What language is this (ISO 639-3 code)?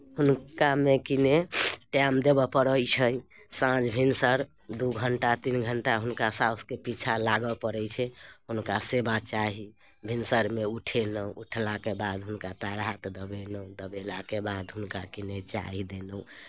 mai